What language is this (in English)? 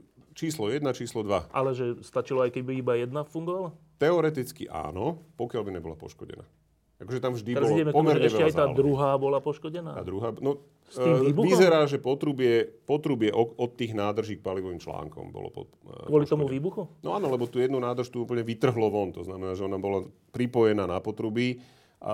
Slovak